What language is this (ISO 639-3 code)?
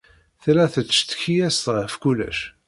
kab